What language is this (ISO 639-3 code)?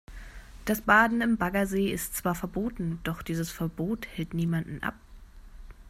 deu